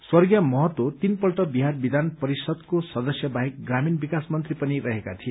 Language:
Nepali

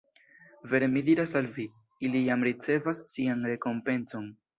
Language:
Esperanto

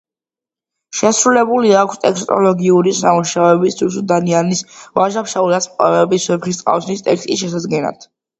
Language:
Georgian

